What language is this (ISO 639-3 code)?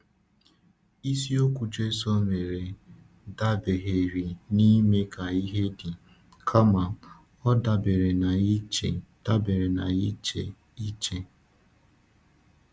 ibo